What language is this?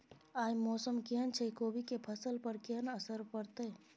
Maithili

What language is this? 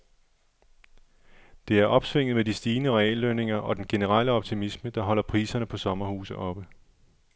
Danish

